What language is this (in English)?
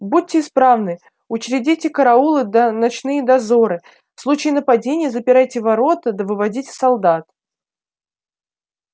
Russian